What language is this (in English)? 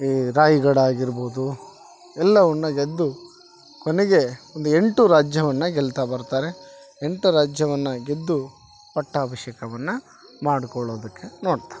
Kannada